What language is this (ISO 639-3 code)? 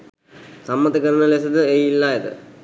sin